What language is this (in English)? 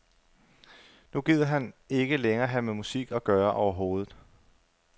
Danish